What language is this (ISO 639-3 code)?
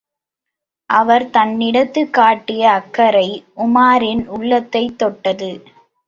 tam